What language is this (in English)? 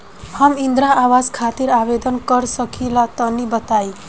Bhojpuri